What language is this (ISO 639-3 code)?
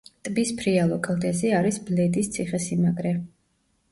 kat